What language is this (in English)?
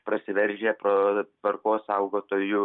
Lithuanian